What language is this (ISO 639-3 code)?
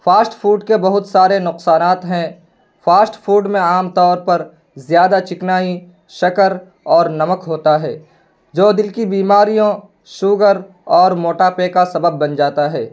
urd